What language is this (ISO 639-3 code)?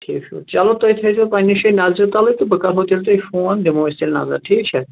kas